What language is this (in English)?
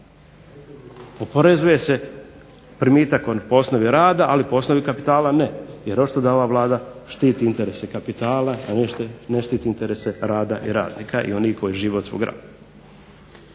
Croatian